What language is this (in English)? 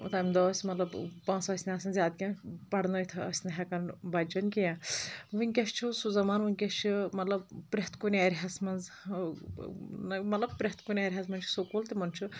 Kashmiri